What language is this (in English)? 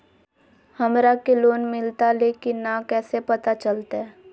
Magahi